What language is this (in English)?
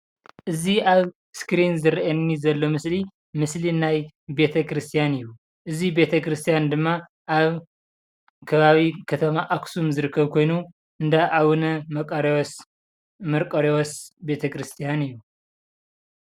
Tigrinya